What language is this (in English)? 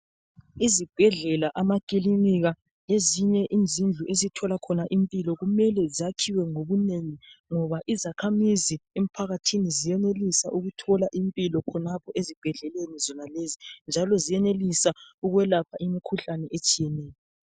North Ndebele